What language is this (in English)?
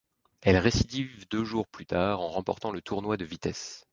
French